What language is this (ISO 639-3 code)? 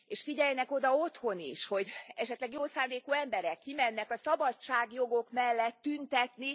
hun